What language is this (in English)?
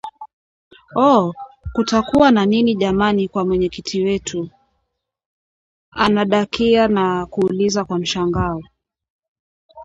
Swahili